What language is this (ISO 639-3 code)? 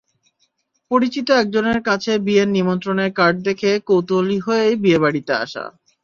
ben